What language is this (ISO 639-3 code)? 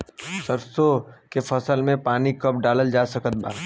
bho